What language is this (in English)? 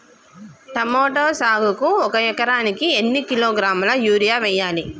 Telugu